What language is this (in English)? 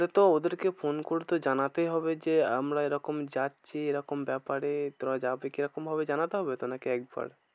Bangla